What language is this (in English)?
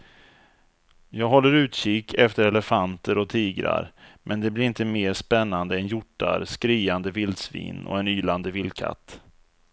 Swedish